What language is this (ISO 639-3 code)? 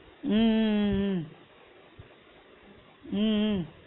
tam